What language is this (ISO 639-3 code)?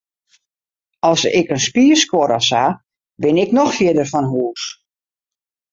fry